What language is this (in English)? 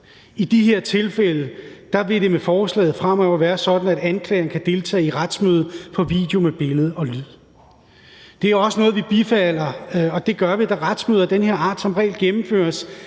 Danish